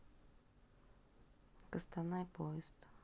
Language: Russian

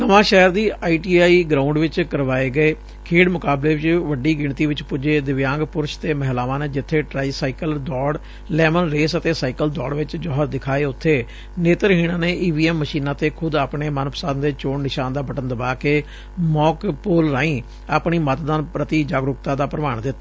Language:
Punjabi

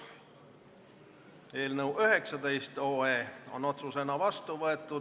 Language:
Estonian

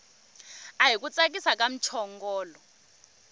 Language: Tsonga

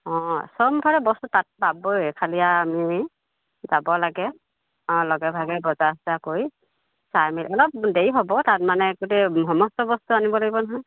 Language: Assamese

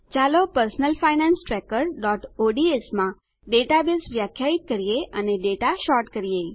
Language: Gujarati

